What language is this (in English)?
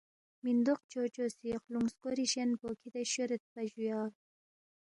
Balti